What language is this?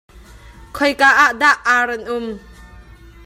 Hakha Chin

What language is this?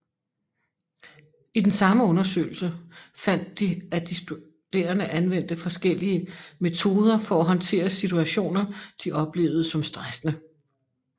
Danish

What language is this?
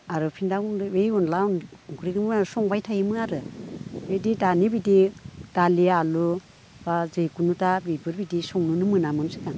Bodo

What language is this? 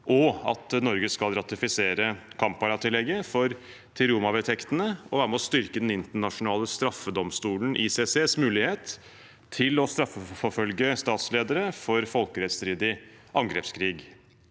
Norwegian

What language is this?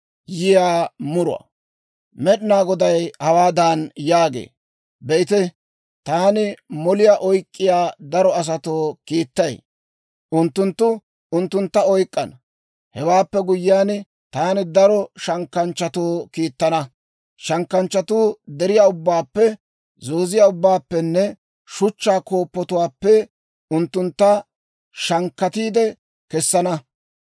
Dawro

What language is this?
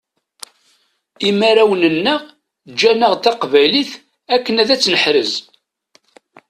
Kabyle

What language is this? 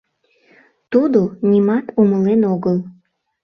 Mari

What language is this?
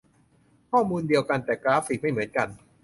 Thai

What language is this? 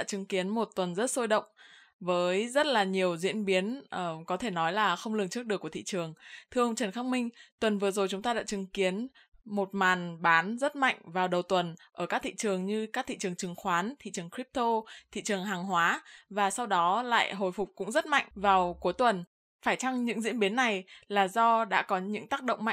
Vietnamese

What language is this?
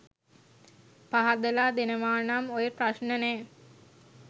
Sinhala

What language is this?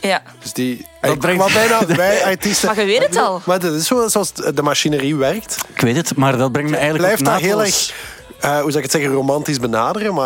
Dutch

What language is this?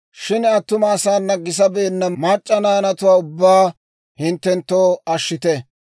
Dawro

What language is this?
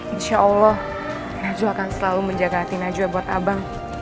Indonesian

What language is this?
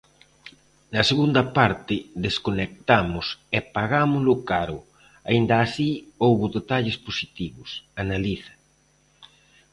Galician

